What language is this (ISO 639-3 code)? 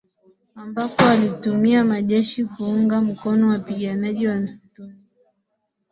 swa